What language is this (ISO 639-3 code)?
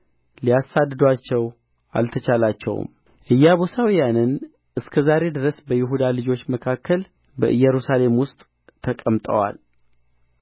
amh